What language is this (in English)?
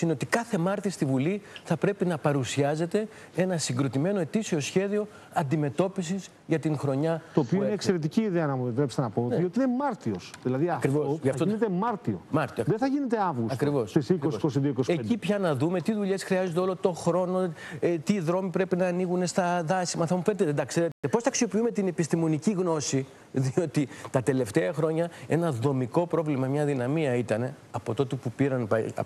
Greek